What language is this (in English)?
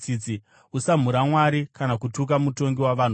Shona